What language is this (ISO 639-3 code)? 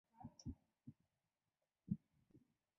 zho